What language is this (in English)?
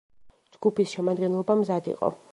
Georgian